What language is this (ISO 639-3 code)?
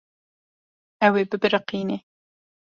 kur